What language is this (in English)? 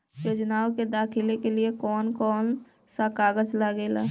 Bhojpuri